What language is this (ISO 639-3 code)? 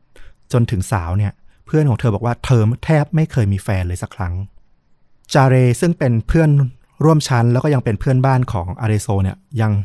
tha